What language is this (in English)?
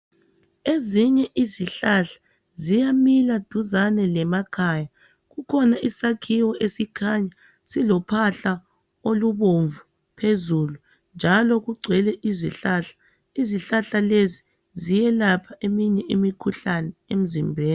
North Ndebele